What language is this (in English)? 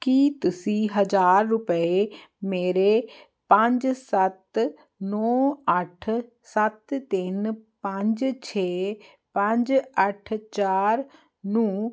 Punjabi